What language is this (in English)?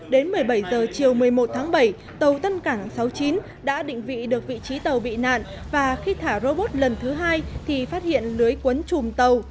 Vietnamese